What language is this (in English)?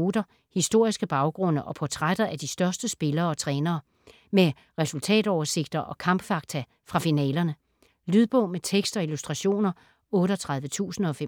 Danish